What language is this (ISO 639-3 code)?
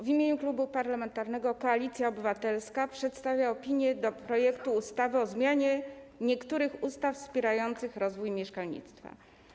pol